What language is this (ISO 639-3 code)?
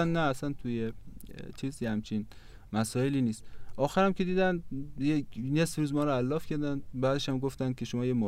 fas